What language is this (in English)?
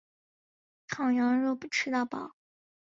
Chinese